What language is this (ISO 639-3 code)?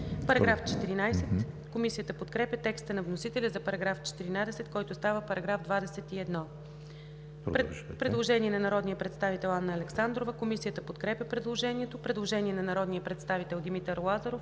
bul